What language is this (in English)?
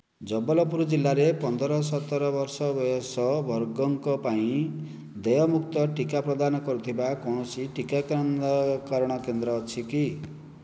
Odia